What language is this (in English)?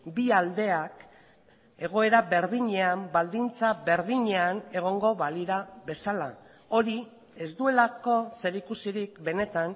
Basque